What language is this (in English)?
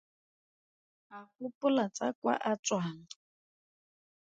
Tswana